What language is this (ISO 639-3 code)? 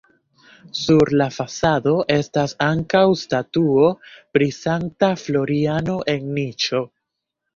epo